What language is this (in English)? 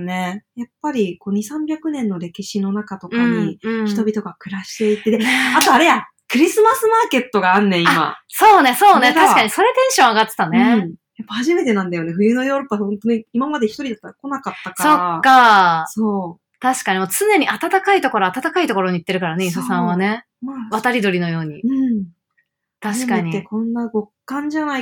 Japanese